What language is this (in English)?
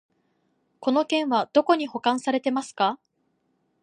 Japanese